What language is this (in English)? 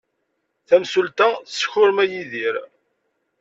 Kabyle